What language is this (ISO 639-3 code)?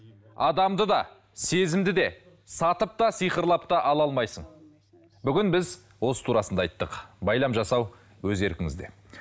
kaz